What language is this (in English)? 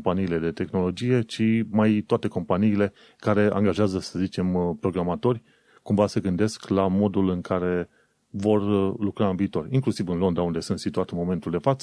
Romanian